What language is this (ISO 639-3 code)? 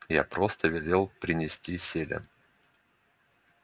rus